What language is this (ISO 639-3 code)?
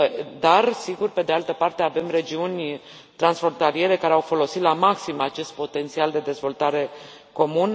ron